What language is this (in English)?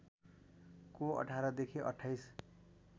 Nepali